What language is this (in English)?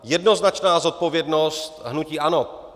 Czech